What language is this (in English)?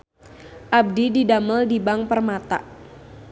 Sundanese